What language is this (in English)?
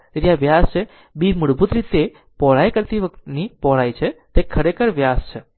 Gujarati